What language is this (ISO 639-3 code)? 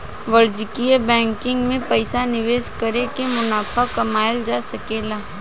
bho